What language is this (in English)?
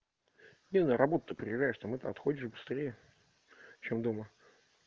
Russian